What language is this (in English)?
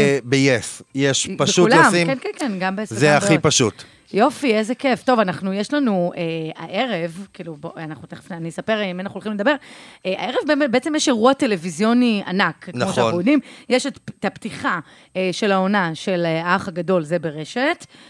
Hebrew